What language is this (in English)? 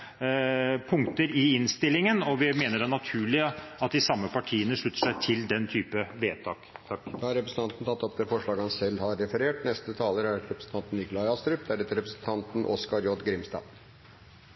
Norwegian